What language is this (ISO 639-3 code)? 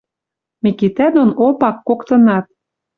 mrj